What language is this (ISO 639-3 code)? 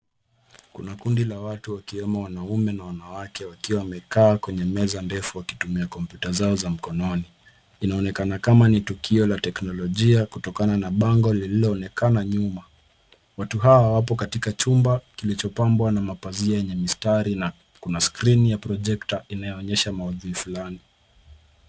swa